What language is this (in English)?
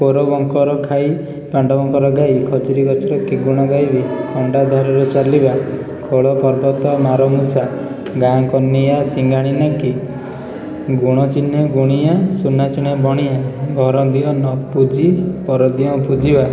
Odia